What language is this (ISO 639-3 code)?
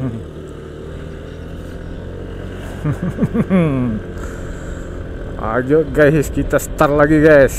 ind